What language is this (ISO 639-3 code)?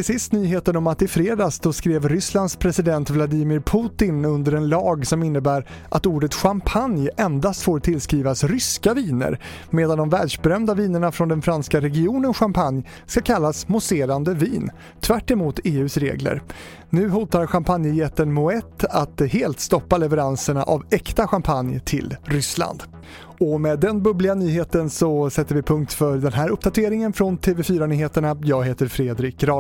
swe